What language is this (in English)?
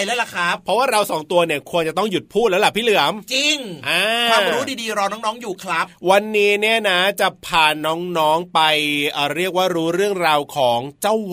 Thai